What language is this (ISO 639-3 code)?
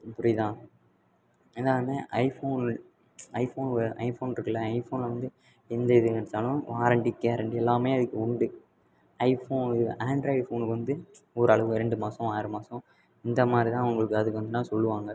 tam